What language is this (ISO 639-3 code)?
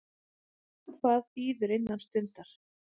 isl